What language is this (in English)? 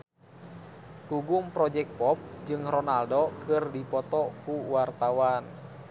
Sundanese